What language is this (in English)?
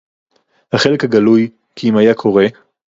Hebrew